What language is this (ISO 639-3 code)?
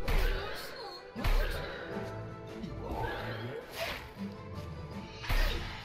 spa